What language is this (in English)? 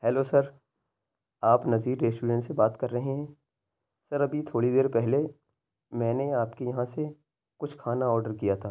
Urdu